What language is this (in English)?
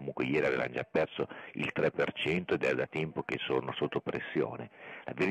Italian